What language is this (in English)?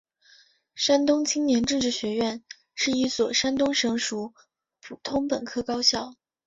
Chinese